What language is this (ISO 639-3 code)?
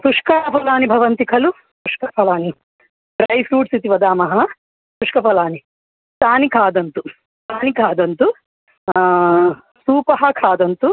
san